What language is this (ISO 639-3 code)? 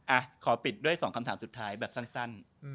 tha